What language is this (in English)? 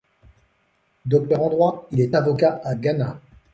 French